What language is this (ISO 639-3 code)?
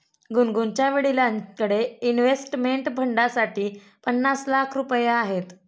mar